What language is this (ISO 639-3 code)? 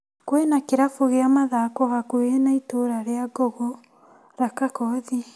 kik